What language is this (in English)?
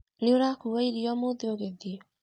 Kikuyu